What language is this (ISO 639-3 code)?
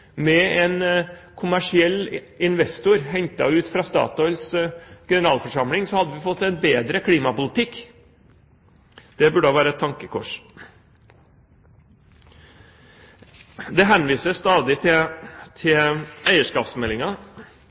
nob